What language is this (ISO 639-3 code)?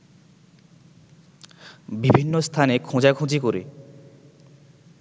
ben